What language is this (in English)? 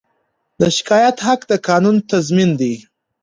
Pashto